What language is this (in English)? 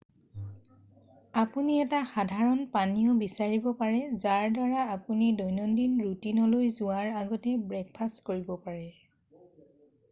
Assamese